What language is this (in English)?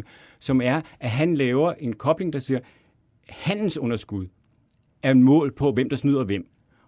Danish